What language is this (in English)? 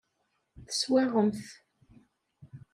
Kabyle